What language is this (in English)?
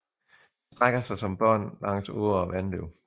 Danish